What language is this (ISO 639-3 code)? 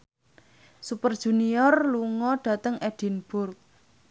jav